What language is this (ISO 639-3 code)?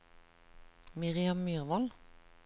nor